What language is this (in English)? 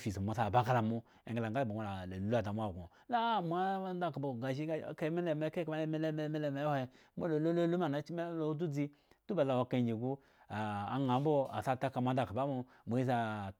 Eggon